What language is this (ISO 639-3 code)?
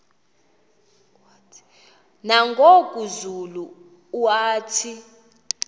xho